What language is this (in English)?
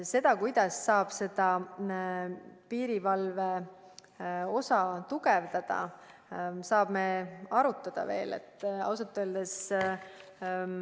Estonian